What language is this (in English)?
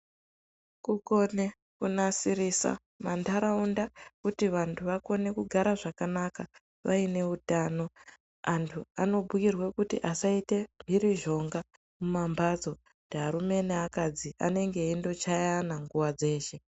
Ndau